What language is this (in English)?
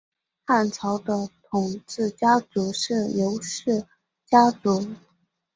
Chinese